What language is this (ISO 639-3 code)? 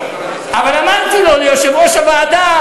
heb